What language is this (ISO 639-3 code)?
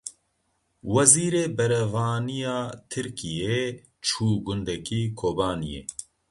kur